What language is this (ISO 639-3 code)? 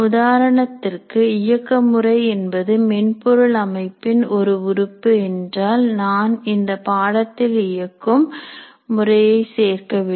tam